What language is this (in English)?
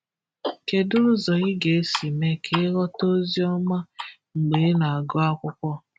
Igbo